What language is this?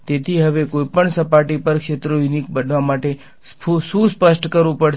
Gujarati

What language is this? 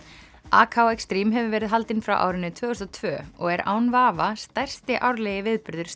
Icelandic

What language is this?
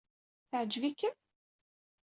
Kabyle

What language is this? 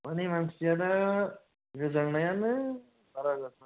Bodo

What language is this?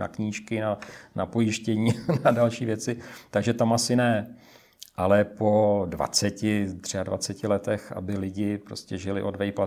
Czech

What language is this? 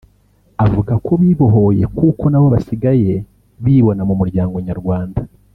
Kinyarwanda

